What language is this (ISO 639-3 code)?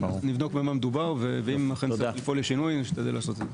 heb